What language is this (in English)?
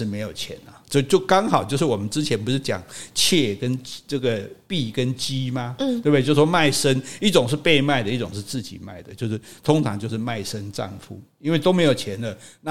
Chinese